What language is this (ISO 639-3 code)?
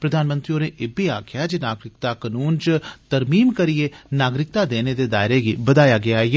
doi